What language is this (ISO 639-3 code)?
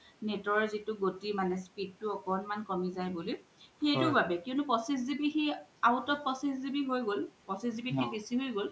asm